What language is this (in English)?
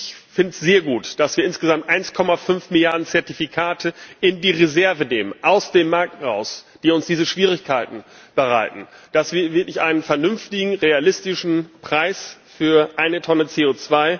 German